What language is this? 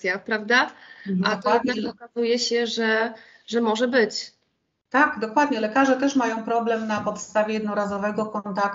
Polish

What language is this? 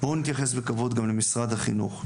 Hebrew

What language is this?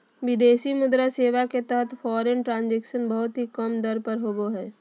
Magahi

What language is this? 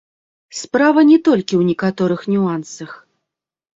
Belarusian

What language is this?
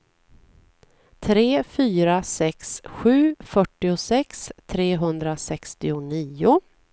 Swedish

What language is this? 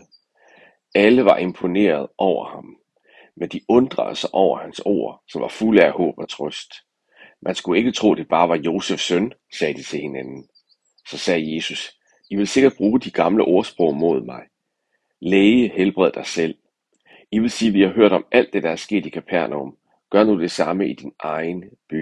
Danish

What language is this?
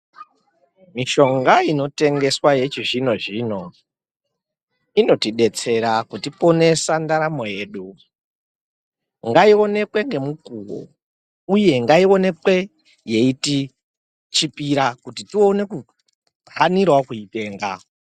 Ndau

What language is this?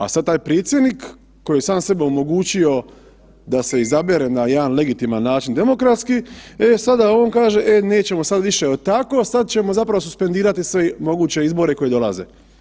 Croatian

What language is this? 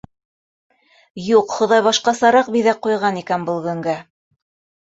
Bashkir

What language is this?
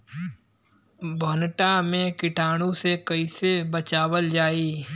Bhojpuri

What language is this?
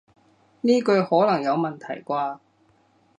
Cantonese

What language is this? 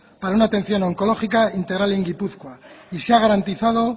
Spanish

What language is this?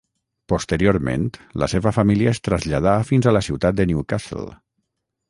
Catalan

